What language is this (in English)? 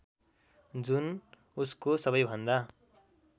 Nepali